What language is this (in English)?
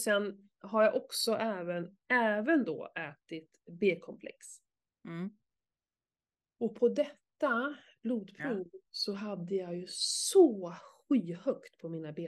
Swedish